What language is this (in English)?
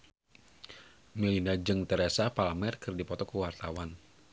Sundanese